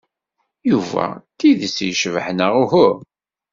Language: Kabyle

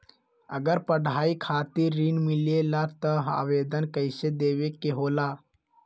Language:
Magahi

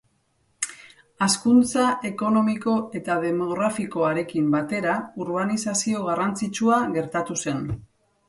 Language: Basque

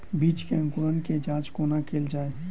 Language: Maithili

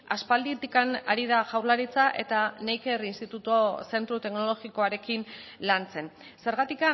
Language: Basque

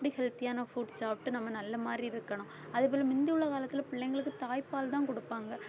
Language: Tamil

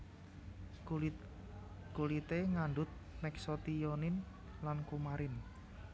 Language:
Javanese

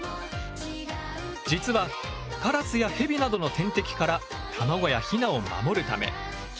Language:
Japanese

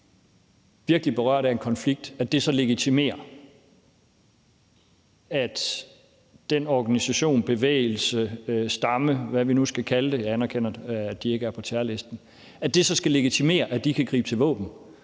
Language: Danish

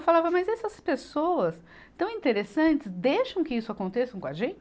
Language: Portuguese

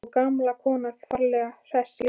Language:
Icelandic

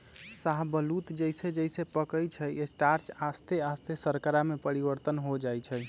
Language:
Magahi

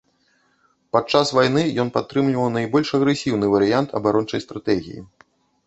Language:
Belarusian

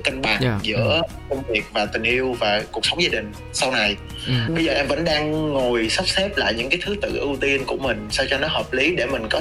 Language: Vietnamese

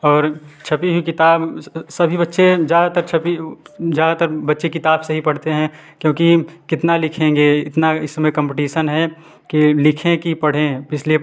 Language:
Hindi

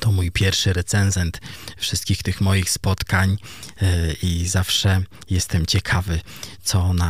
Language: Polish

